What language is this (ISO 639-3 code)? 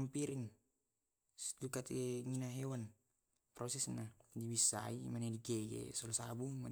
rob